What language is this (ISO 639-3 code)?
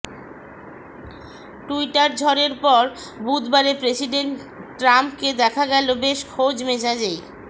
ben